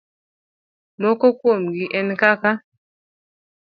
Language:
Luo (Kenya and Tanzania)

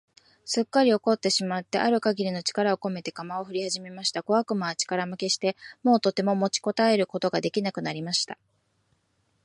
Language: Japanese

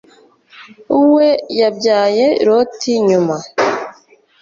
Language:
Kinyarwanda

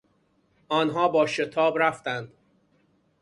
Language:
Persian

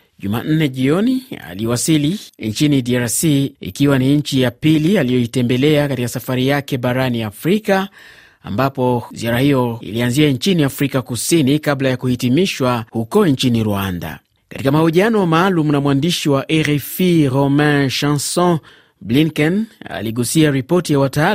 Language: Swahili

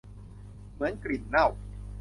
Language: Thai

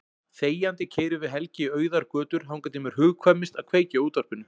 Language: Icelandic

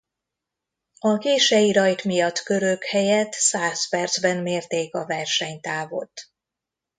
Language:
Hungarian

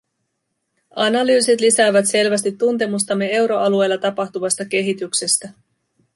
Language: Finnish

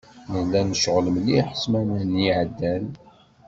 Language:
Kabyle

